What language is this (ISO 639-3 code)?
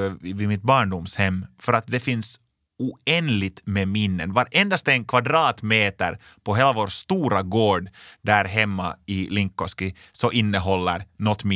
swe